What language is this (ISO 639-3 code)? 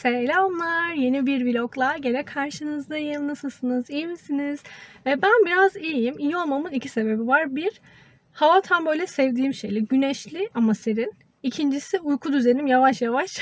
tur